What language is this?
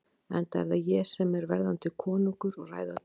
Icelandic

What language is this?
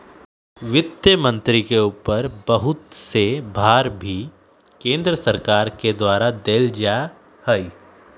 Magahi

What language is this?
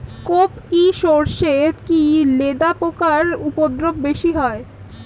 Bangla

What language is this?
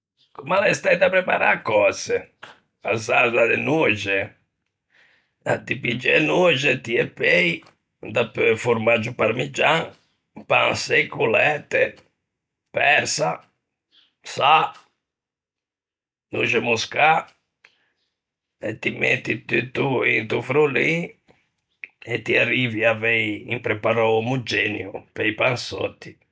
Ligurian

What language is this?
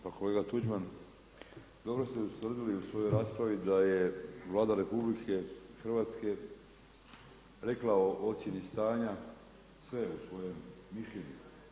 Croatian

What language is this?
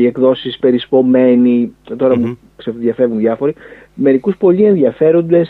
Greek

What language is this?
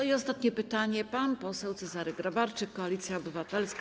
Polish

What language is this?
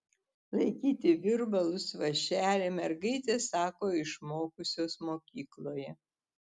Lithuanian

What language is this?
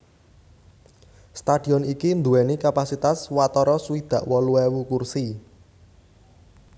Javanese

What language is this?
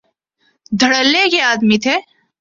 Urdu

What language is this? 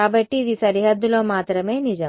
Telugu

